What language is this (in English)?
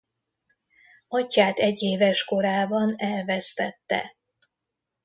Hungarian